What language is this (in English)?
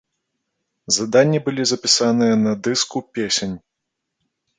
Belarusian